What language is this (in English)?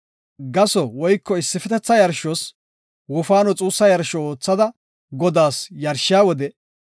Gofa